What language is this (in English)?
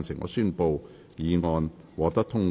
Cantonese